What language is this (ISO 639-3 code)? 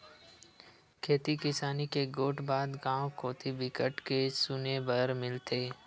hne